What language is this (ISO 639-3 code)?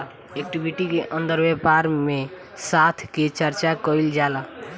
bho